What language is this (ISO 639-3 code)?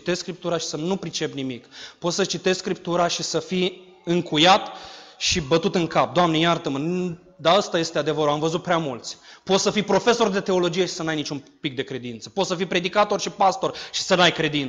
ron